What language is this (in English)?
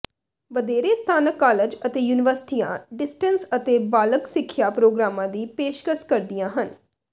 Punjabi